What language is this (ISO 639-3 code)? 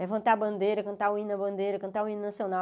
por